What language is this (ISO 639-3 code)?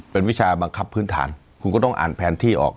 tha